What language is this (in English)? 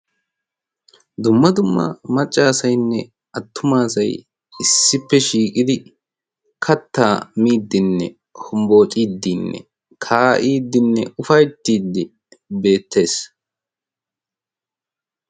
Wolaytta